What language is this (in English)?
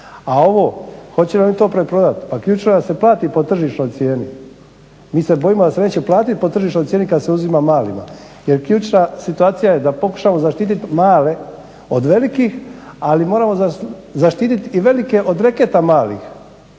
Croatian